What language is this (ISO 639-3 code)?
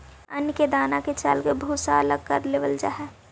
mag